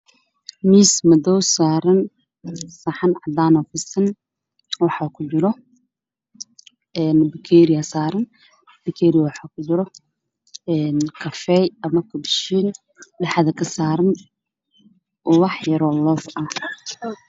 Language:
Somali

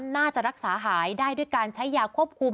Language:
Thai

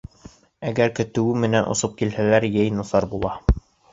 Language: Bashkir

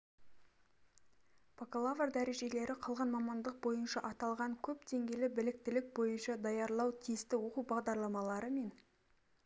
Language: Kazakh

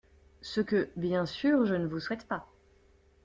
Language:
French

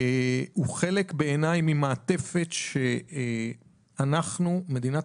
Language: Hebrew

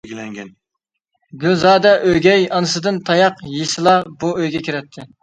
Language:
Uyghur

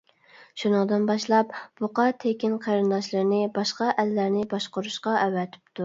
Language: Uyghur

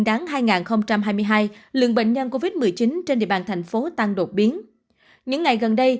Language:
Vietnamese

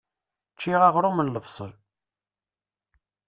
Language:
Kabyle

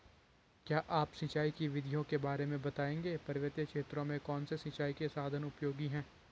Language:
Hindi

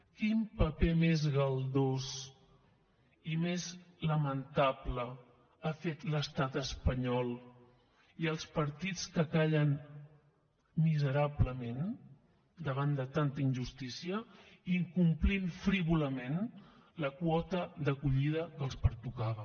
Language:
Catalan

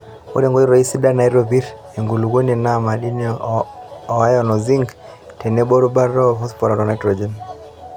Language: Masai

